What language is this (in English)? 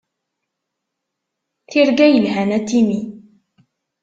Kabyle